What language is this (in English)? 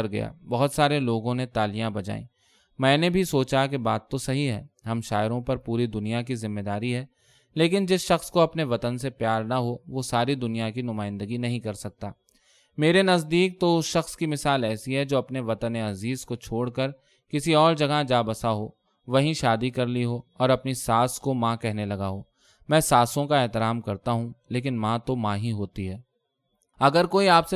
Urdu